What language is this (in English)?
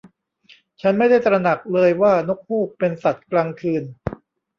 Thai